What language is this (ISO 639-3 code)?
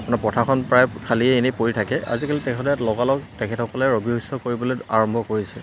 asm